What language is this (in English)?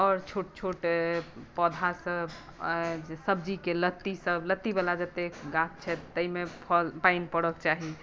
Maithili